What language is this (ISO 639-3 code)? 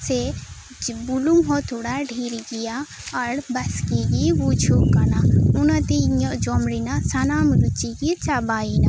sat